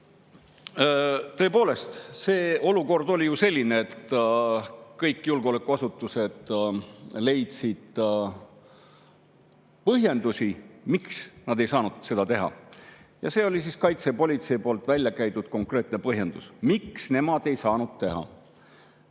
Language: Estonian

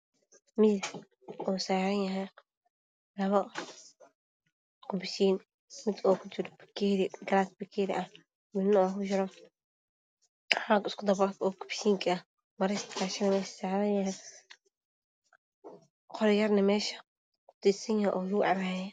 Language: Somali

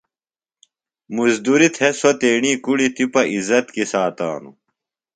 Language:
Phalura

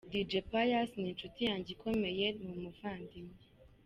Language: Kinyarwanda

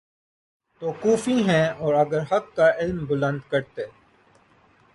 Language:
Urdu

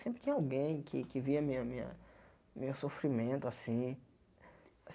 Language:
Portuguese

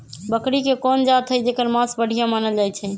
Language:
Magahi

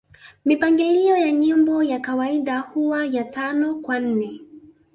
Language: Swahili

